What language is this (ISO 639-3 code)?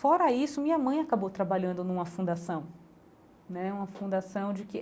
por